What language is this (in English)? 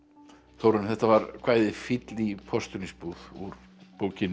Icelandic